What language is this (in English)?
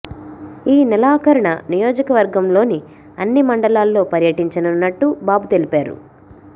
Telugu